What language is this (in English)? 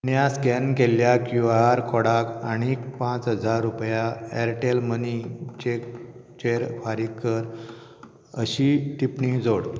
Konkani